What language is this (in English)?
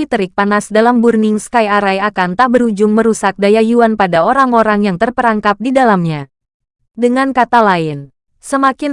Indonesian